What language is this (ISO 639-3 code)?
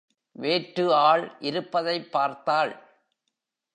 tam